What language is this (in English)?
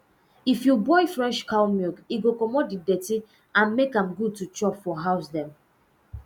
Nigerian Pidgin